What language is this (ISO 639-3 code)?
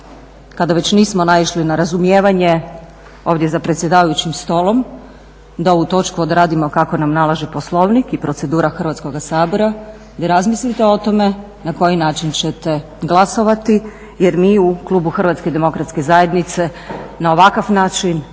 hrv